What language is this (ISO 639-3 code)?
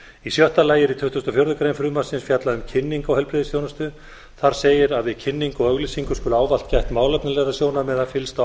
isl